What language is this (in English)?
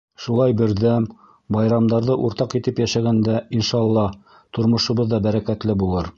Bashkir